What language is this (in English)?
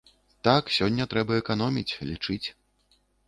Belarusian